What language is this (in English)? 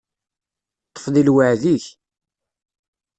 Kabyle